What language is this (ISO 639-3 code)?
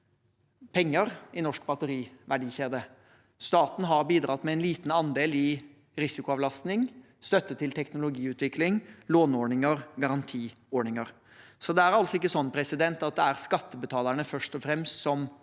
nor